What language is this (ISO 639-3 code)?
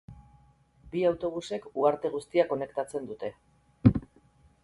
eus